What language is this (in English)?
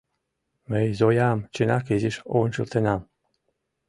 Mari